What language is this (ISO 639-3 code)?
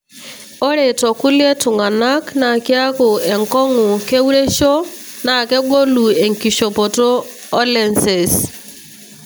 mas